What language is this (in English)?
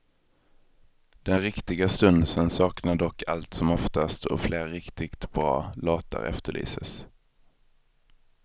Swedish